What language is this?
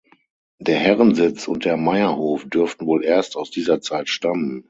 German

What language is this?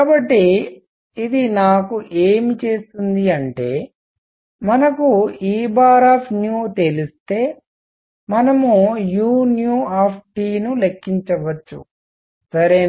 Telugu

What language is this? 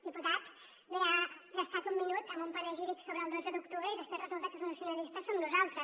Catalan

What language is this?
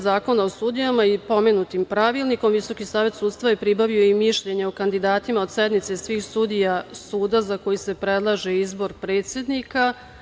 Serbian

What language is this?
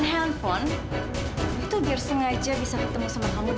Indonesian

